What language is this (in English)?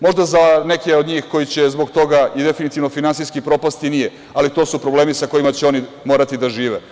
Serbian